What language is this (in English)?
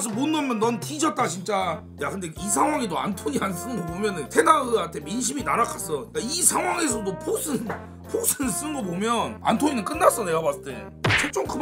Korean